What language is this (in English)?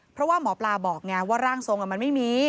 Thai